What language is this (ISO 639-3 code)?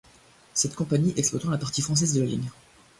fra